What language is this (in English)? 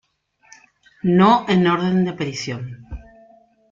Spanish